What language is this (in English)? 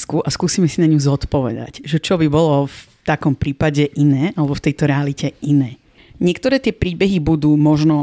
Slovak